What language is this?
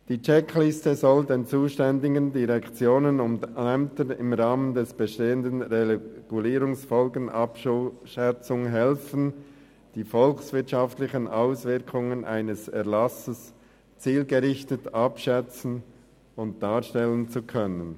Swiss German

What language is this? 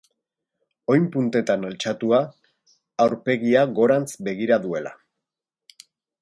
Basque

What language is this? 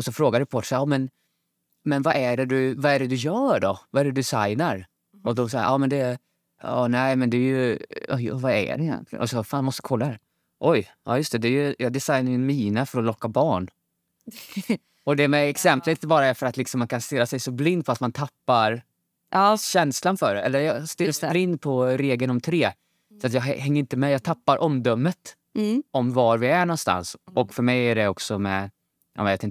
Swedish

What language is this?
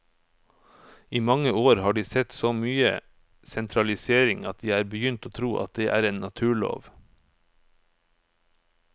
Norwegian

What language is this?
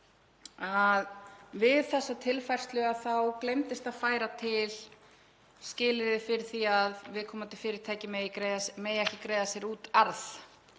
Icelandic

